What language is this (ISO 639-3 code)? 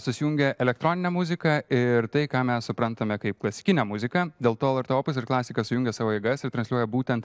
lit